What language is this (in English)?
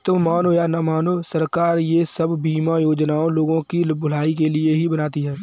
Hindi